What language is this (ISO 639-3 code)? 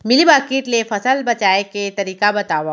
hne